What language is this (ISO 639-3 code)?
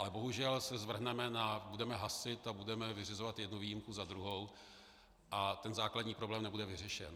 ces